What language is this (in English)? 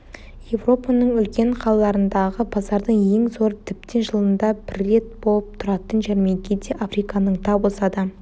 Kazakh